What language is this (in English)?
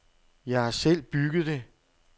Danish